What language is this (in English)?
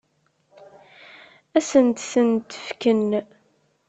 Kabyle